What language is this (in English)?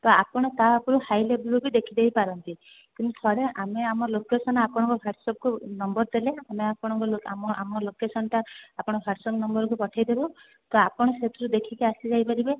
Odia